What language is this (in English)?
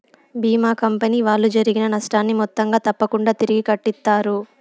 Telugu